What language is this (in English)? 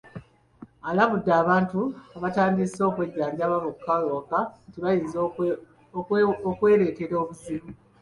Ganda